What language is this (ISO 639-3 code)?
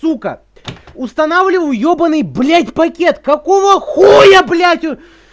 rus